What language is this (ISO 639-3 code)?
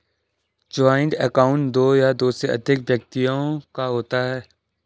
hin